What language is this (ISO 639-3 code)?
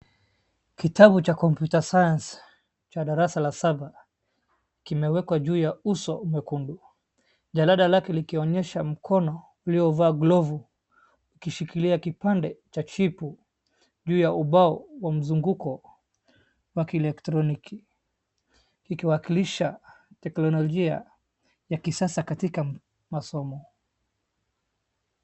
swa